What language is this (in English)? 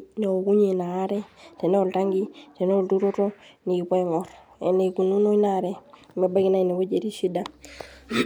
Masai